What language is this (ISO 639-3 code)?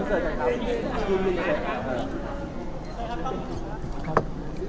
tha